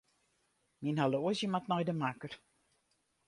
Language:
Western Frisian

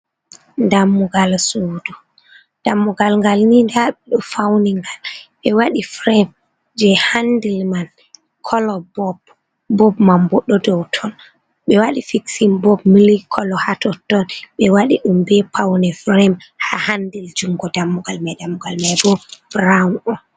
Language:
Fula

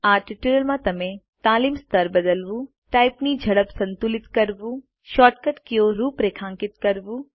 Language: Gujarati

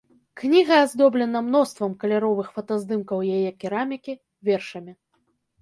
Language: Belarusian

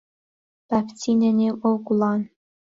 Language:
Central Kurdish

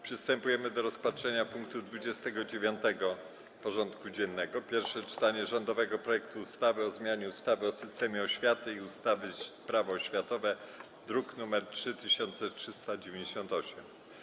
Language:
Polish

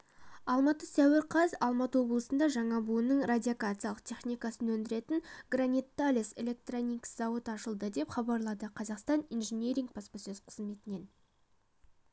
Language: Kazakh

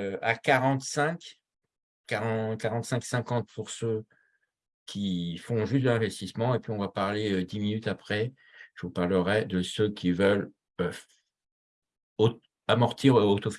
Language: French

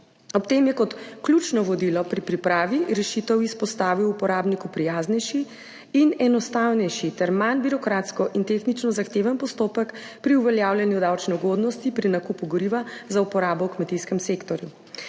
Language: Slovenian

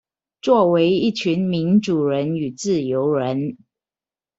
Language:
Chinese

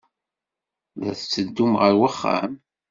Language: Kabyle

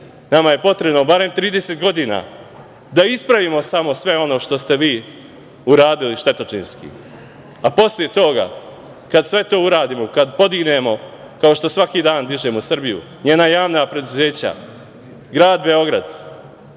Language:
Serbian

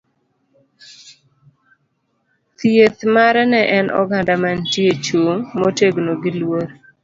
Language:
Luo (Kenya and Tanzania)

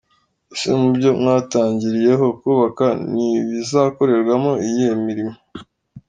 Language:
Kinyarwanda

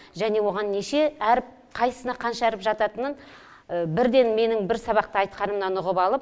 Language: Kazakh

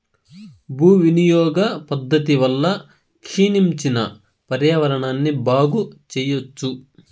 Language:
Telugu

